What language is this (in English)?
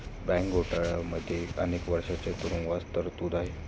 Marathi